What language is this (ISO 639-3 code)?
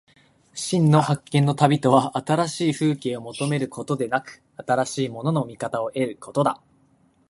jpn